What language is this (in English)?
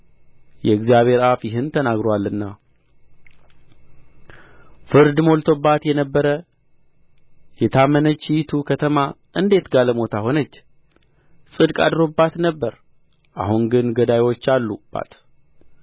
Amharic